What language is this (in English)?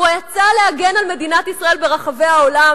Hebrew